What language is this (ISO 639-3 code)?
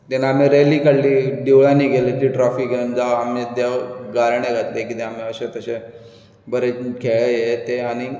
kok